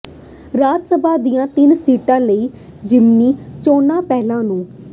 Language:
Punjabi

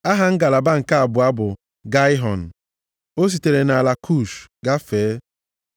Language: Igbo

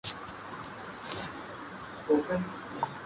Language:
Urdu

